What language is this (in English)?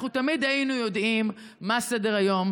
Hebrew